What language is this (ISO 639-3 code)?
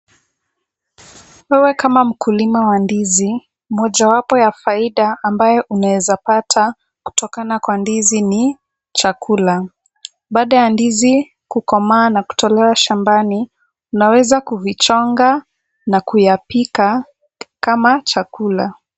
swa